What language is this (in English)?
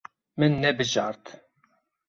Kurdish